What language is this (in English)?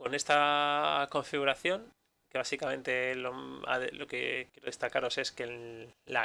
Spanish